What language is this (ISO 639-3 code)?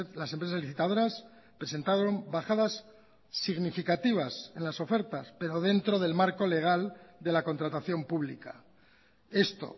spa